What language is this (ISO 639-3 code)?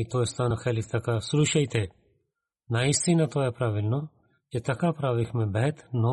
bul